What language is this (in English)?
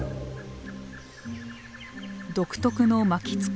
Japanese